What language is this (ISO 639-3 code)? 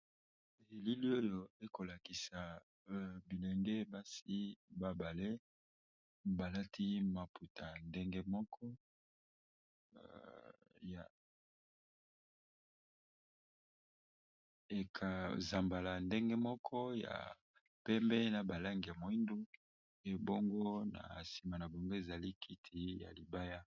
lin